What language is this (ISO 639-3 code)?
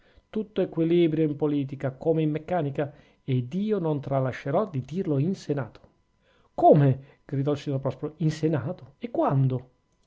ita